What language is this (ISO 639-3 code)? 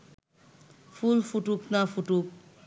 ben